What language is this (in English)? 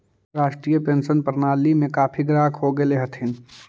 Magahi